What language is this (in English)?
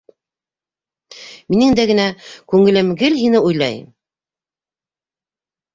Bashkir